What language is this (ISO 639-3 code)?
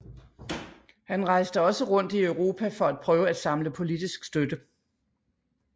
dan